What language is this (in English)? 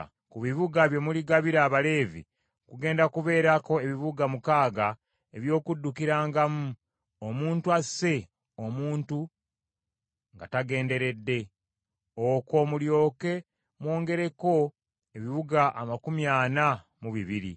Ganda